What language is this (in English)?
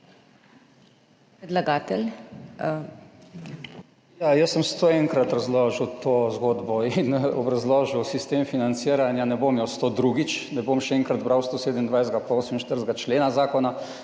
Slovenian